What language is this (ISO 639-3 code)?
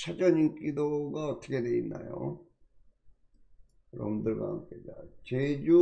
kor